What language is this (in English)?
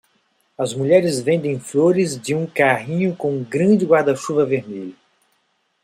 Portuguese